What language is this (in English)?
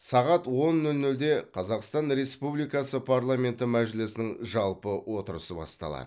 Kazakh